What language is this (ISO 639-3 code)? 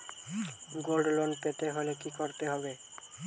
ben